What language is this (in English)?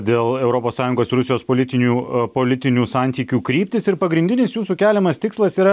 Lithuanian